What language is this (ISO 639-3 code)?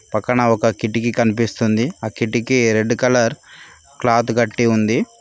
tel